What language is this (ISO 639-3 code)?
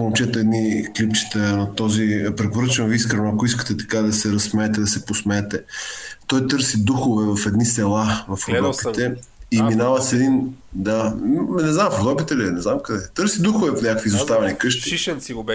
bul